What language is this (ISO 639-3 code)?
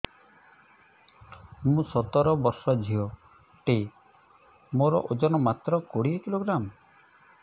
ori